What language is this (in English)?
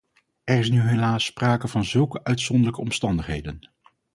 Dutch